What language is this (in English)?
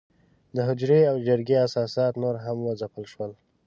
Pashto